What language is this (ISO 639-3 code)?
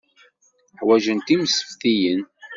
kab